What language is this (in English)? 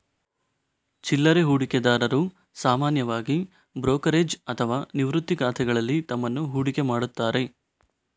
Kannada